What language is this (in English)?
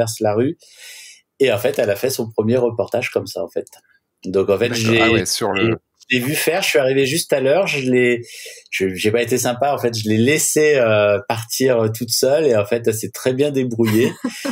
French